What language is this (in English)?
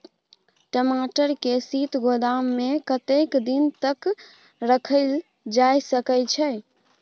Maithili